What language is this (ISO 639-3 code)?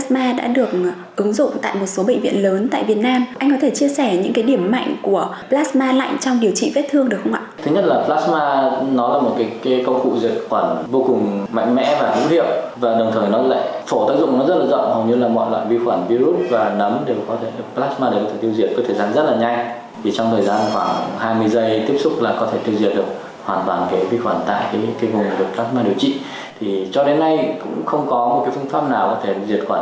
vie